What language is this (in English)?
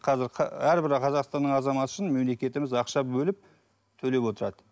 Kazakh